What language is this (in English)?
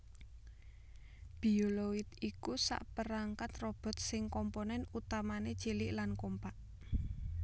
Javanese